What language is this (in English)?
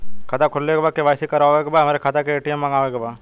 Bhojpuri